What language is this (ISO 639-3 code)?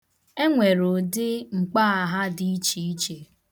ibo